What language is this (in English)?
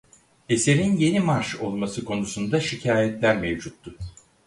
Turkish